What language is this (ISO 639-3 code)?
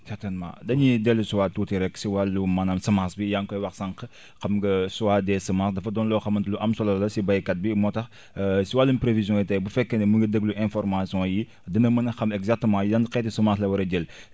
wol